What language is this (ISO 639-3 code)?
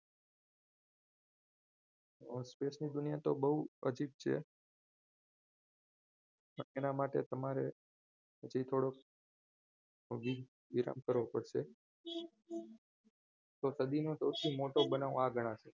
guj